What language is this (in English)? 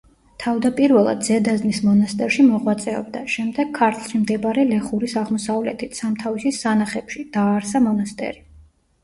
Georgian